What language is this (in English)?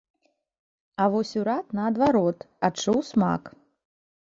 Belarusian